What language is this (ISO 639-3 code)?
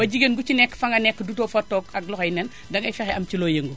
wol